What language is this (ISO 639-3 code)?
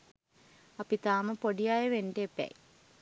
sin